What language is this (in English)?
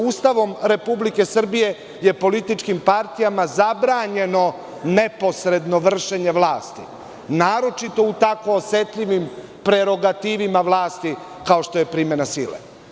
Serbian